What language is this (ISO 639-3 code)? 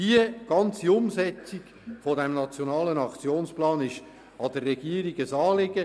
gsw